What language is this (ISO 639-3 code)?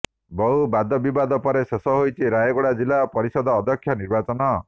ori